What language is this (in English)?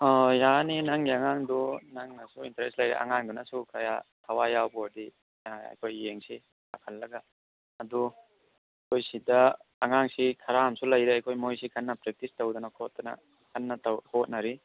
Manipuri